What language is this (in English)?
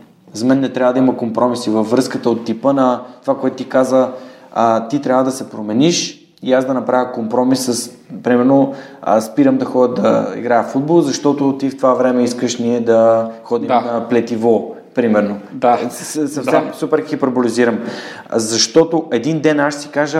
Bulgarian